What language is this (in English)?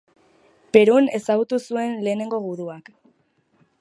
Basque